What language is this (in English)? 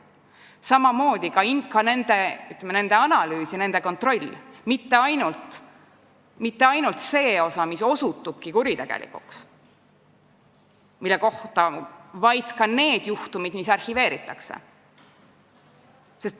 Estonian